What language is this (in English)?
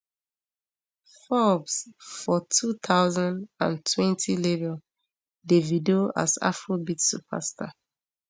Nigerian Pidgin